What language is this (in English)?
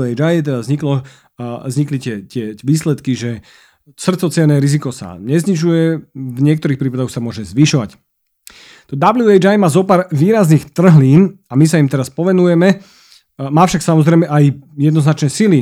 Slovak